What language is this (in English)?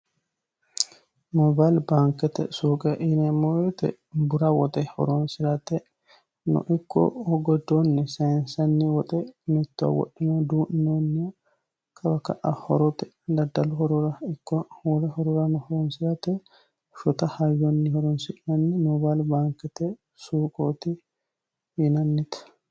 Sidamo